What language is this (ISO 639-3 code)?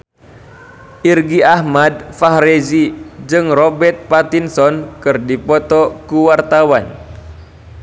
sun